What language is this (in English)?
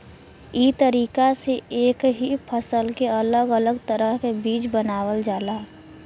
Bhojpuri